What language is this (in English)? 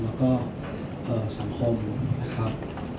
Thai